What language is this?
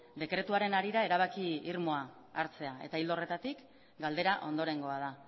Basque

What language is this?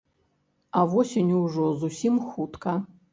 Belarusian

